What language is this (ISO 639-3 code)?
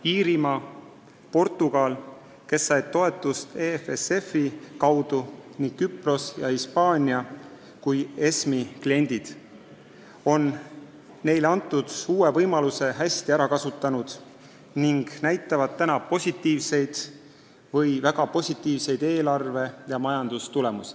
est